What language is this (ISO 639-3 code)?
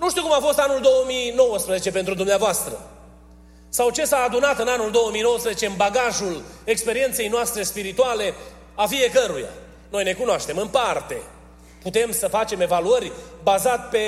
ron